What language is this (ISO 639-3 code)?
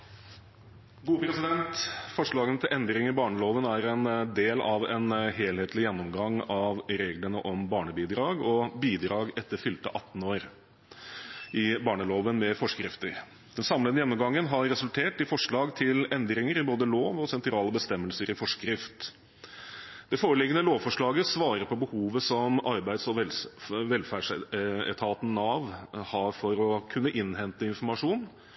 nob